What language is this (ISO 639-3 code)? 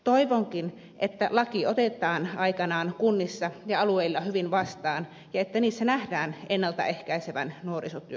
fin